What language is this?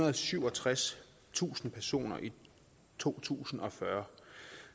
Danish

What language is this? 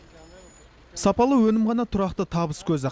Kazakh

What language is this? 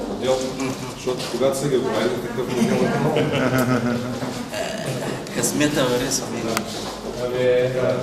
Bulgarian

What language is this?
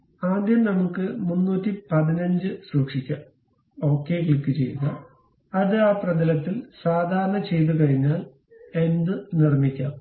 Malayalam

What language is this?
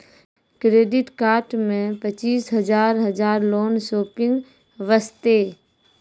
Maithili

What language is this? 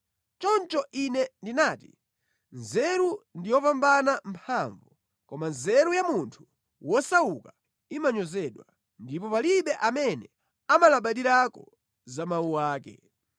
Nyanja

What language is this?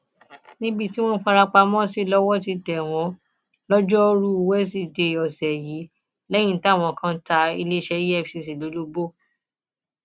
Yoruba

